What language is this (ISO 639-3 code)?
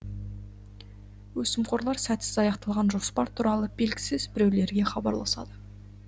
kaz